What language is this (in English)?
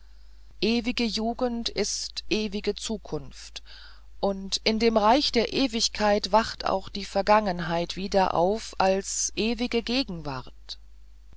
German